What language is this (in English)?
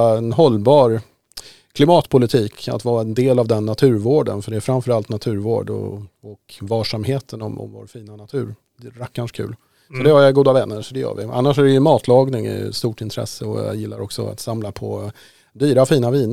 Swedish